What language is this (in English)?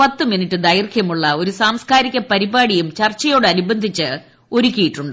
Malayalam